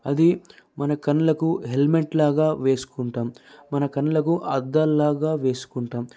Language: Telugu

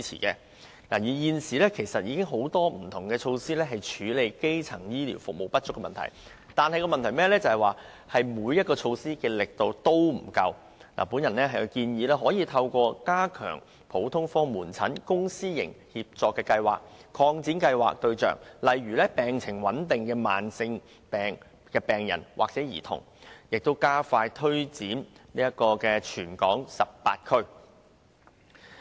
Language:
Cantonese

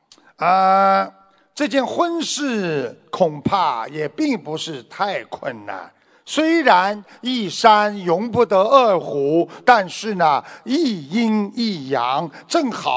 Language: Chinese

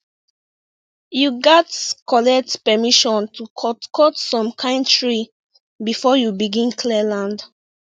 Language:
Nigerian Pidgin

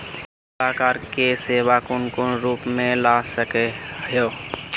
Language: Magahi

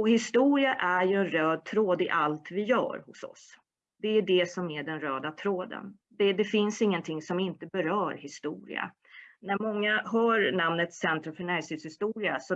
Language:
Swedish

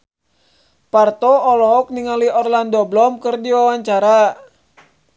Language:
Sundanese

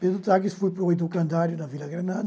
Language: Portuguese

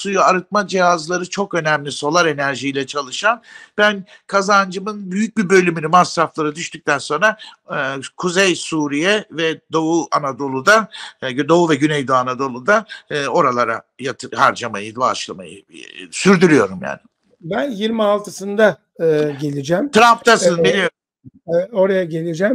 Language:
Turkish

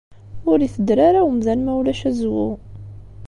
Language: Kabyle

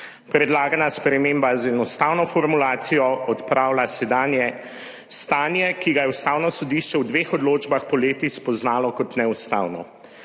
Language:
Slovenian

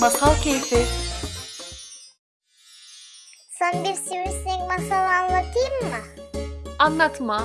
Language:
Turkish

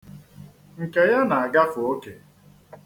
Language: Igbo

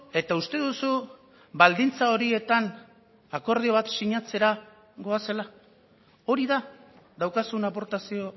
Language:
Basque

